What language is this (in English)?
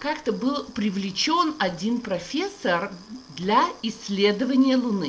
Russian